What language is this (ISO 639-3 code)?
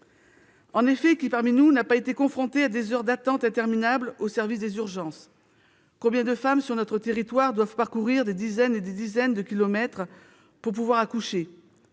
fra